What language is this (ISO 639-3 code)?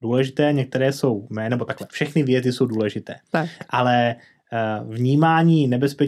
ces